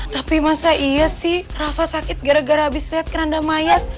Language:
Indonesian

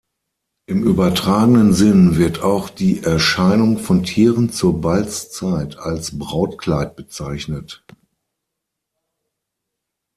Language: German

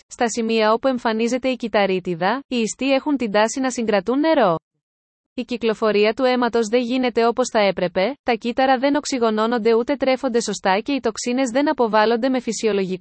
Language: Greek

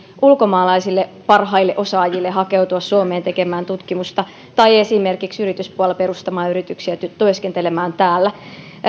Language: Finnish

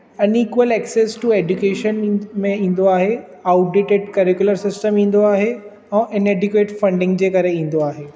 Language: Sindhi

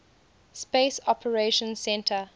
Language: English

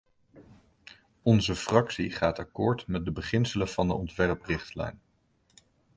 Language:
Dutch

